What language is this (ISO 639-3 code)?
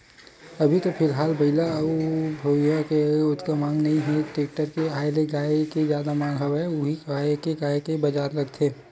hne